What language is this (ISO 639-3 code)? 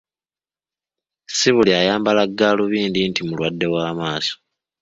lug